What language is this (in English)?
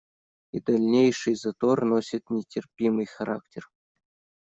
Russian